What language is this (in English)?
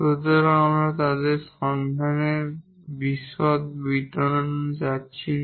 Bangla